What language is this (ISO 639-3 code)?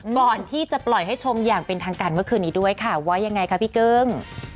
tha